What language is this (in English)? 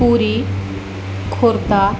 Sanskrit